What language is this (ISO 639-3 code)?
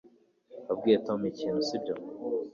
kin